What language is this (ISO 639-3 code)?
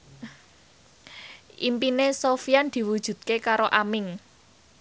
jav